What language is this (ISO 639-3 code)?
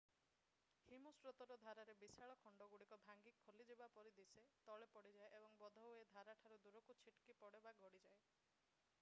ori